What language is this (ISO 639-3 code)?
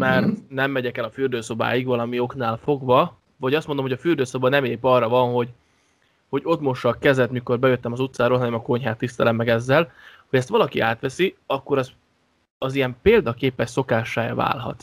hun